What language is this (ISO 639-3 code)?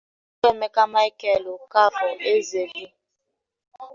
ibo